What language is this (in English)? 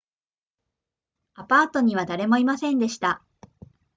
Japanese